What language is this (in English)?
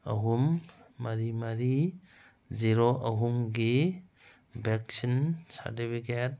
Manipuri